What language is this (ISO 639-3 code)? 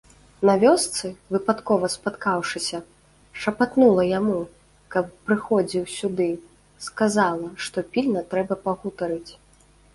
bel